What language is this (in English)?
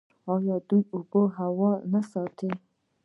Pashto